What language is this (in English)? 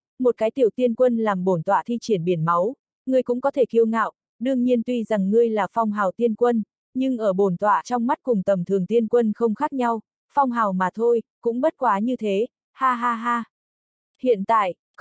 Vietnamese